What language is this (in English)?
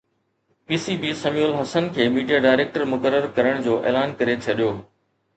Sindhi